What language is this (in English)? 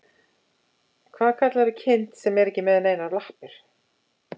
Icelandic